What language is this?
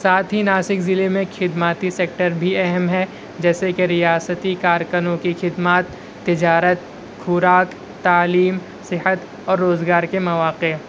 Urdu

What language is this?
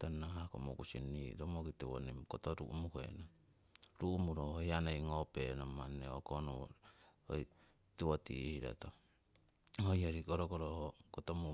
Siwai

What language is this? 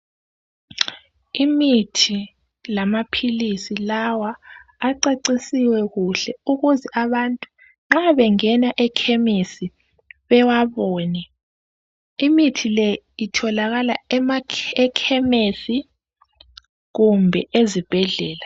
North Ndebele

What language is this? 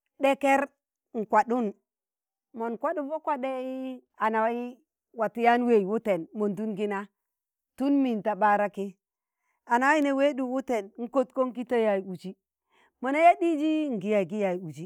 Tangale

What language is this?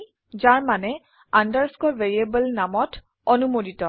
Assamese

